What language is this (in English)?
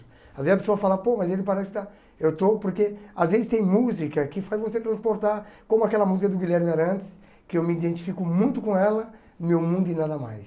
Portuguese